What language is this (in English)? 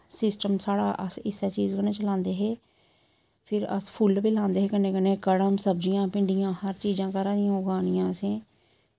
Dogri